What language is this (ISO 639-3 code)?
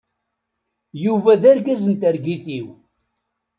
kab